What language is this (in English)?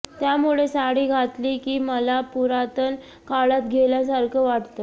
Marathi